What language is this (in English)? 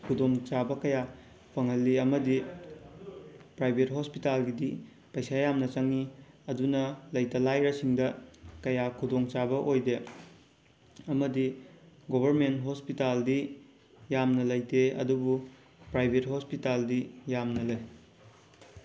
Manipuri